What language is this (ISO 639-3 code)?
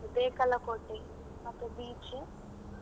kan